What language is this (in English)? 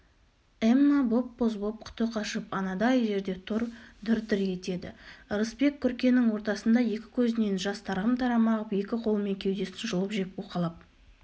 Kazakh